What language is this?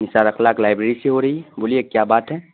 Urdu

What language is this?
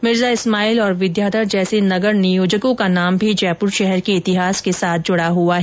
Hindi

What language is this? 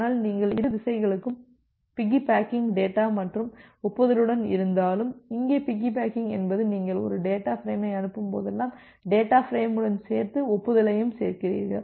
Tamil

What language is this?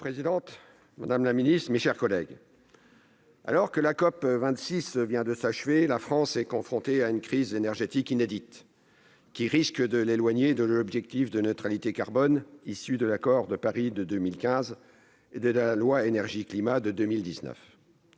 French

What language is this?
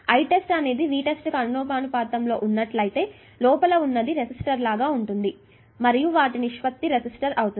Telugu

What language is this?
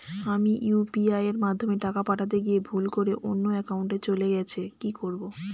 Bangla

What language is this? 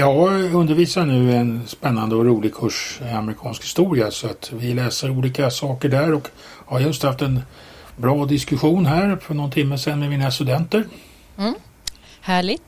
Swedish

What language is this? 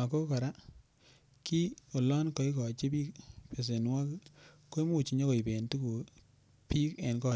Kalenjin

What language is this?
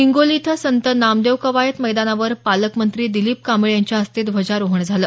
Marathi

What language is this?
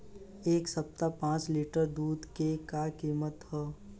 Bhojpuri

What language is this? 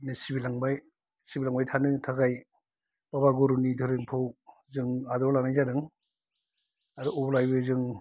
Bodo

